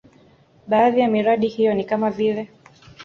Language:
Swahili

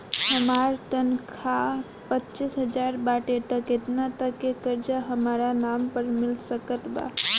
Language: Bhojpuri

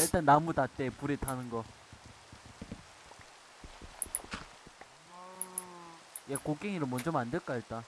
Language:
Korean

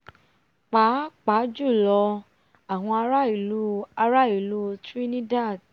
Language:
Yoruba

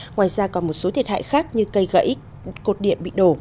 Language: Vietnamese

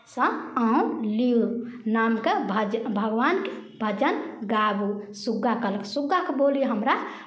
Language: Maithili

